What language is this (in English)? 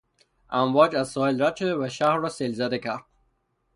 Persian